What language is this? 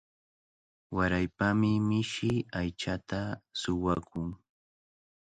Cajatambo North Lima Quechua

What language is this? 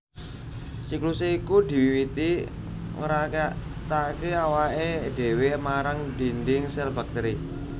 Javanese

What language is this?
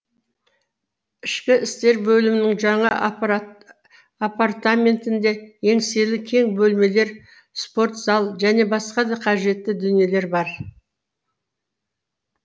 Kazakh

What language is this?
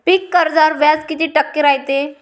Marathi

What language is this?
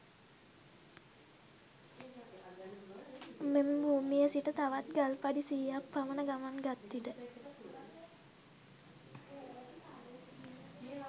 Sinhala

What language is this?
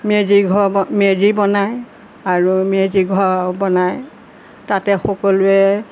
Assamese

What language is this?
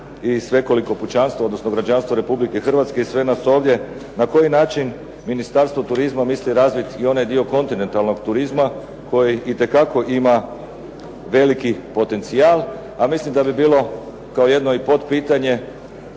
Croatian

